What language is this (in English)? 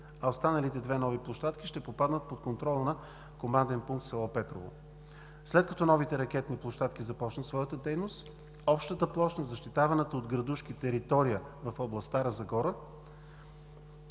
Bulgarian